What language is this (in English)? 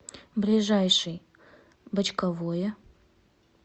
Russian